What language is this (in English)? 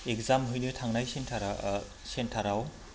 Bodo